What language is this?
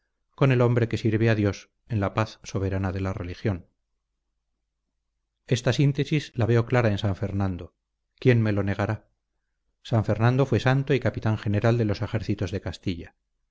Spanish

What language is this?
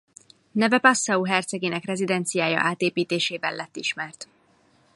Hungarian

